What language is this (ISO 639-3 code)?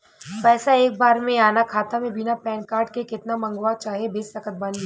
bho